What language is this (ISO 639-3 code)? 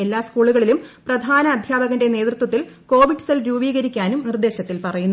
mal